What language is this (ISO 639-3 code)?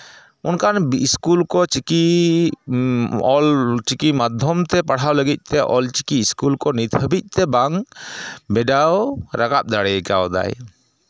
sat